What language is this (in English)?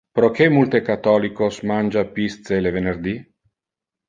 Interlingua